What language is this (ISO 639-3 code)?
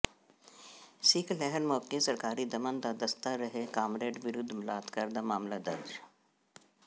pan